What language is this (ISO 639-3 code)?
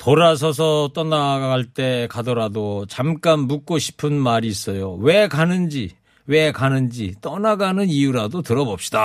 kor